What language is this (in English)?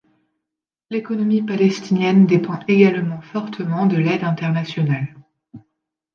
French